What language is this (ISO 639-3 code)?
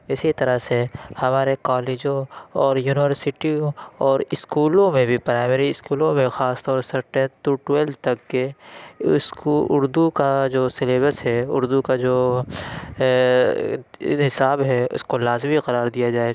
urd